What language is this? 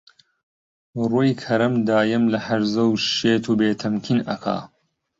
Central Kurdish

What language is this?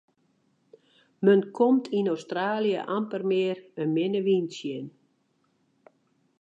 Western Frisian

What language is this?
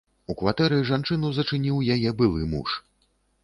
Belarusian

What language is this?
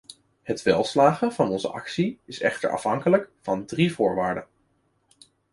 Dutch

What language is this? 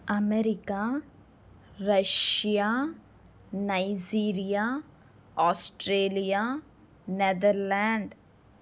Telugu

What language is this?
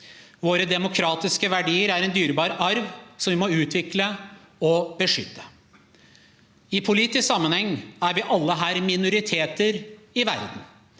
Norwegian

